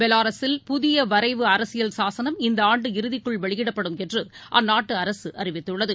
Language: Tamil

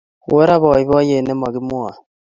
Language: Kalenjin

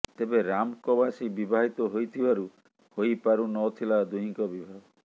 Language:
Odia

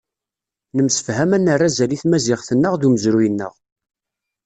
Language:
Kabyle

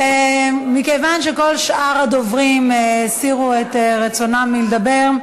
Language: Hebrew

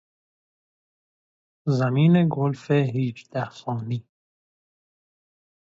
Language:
Persian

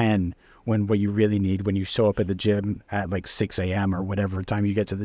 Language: English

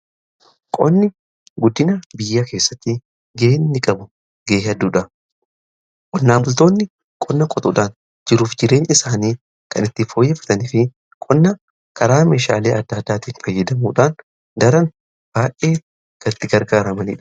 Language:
Oromo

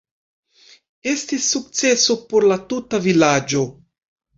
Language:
Esperanto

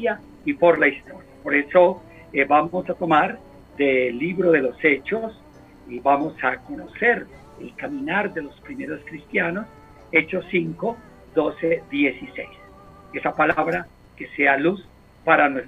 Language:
Spanish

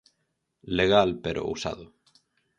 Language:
Galician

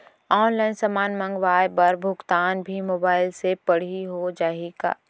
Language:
Chhattisgarhi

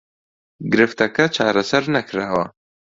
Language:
Central Kurdish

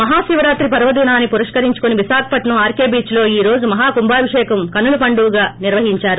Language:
Telugu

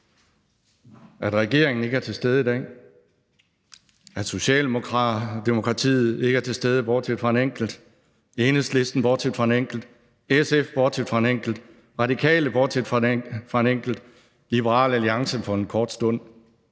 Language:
Danish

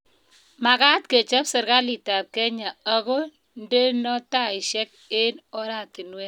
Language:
Kalenjin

